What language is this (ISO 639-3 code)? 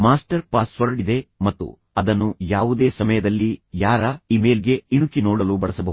kan